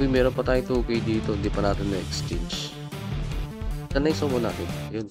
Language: Filipino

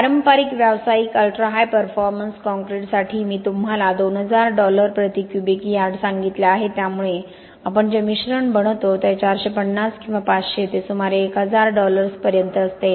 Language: Marathi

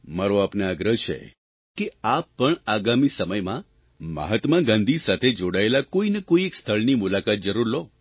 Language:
Gujarati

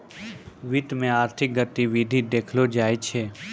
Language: Maithili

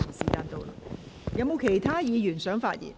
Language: Cantonese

